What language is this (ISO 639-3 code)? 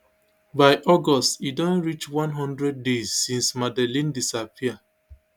pcm